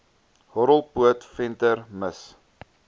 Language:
Afrikaans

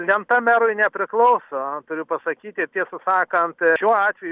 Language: Lithuanian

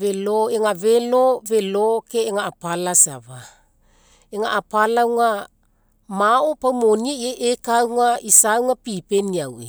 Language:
Mekeo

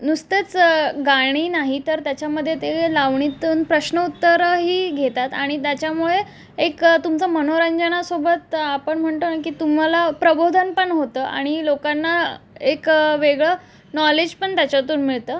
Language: Marathi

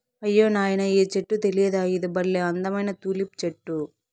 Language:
Telugu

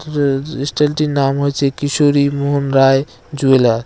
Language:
Bangla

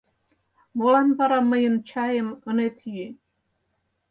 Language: Mari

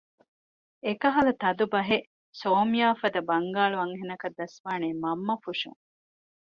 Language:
Divehi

